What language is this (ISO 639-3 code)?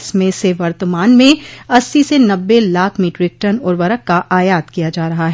hin